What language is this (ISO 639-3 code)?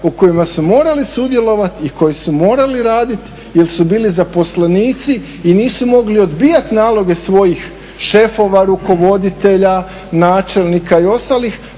hrv